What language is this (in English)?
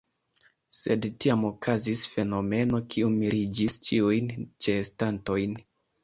Esperanto